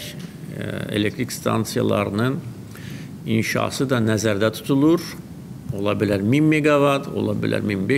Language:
Turkish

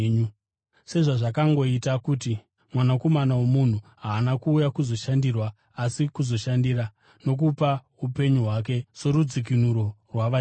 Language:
Shona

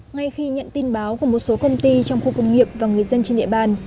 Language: Vietnamese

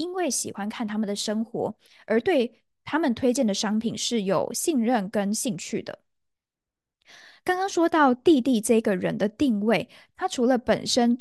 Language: Chinese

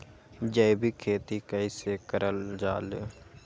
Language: Magahi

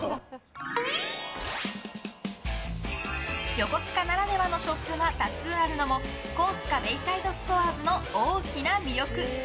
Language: Japanese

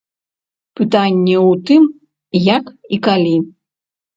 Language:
Belarusian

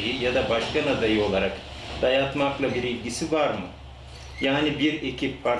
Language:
Turkish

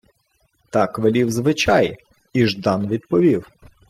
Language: Ukrainian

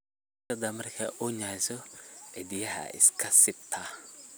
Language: Somali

